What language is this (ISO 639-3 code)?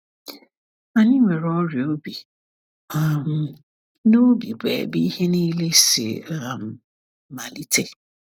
ibo